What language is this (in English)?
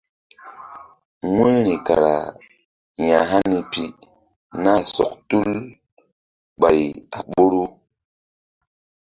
Mbum